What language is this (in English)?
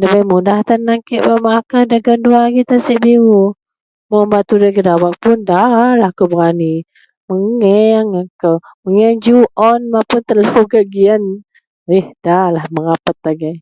Central Melanau